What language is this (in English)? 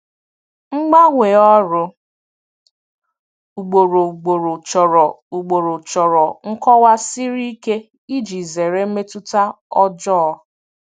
Igbo